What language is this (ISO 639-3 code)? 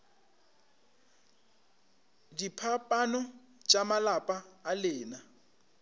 nso